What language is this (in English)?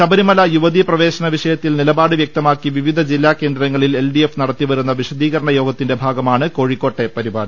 Malayalam